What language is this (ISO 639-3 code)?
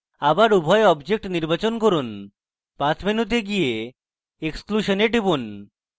ben